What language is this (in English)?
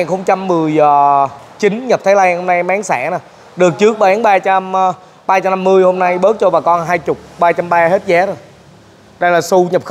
Vietnamese